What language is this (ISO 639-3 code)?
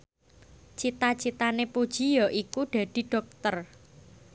jav